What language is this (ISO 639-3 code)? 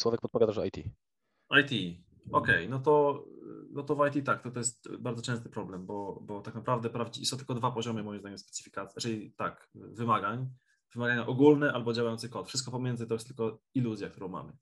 pol